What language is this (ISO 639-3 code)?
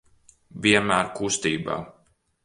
lav